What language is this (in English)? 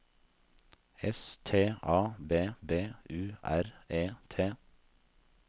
Norwegian